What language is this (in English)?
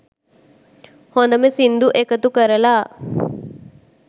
Sinhala